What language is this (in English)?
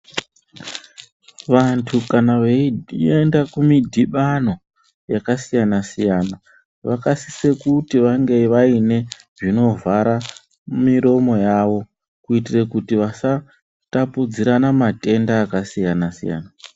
Ndau